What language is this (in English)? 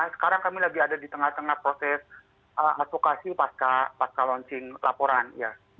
Indonesian